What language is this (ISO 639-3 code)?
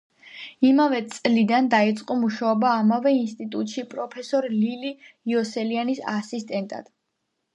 kat